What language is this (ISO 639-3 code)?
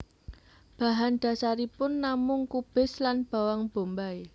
jav